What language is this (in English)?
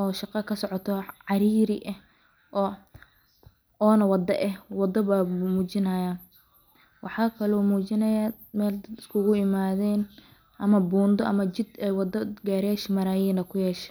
Somali